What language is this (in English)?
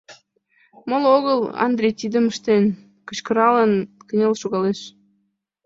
Mari